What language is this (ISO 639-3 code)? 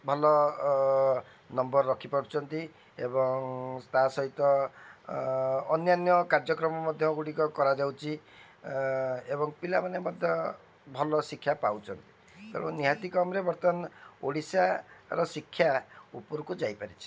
ori